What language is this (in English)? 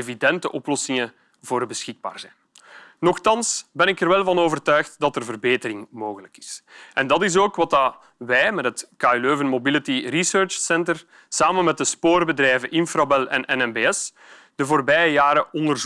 Dutch